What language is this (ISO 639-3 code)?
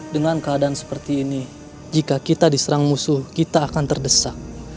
ind